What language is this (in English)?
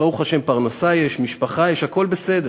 Hebrew